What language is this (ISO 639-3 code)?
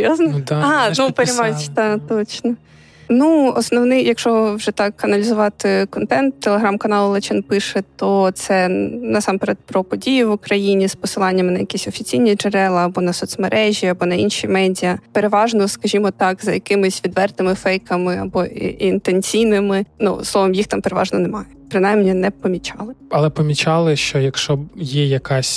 ukr